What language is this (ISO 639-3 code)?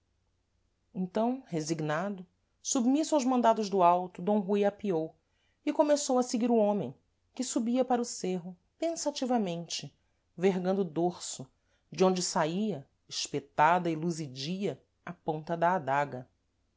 por